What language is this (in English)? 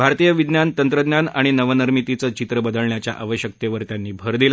Marathi